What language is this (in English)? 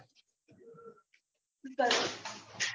Gujarati